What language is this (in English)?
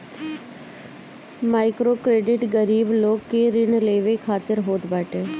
Bhojpuri